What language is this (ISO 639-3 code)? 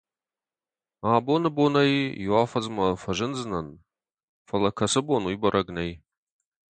oss